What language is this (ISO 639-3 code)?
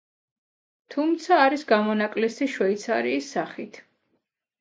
kat